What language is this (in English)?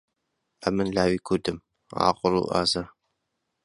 Central Kurdish